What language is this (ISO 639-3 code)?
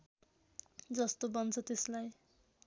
nep